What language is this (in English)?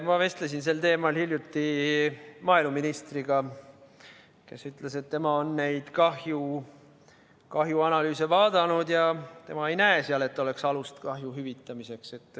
Estonian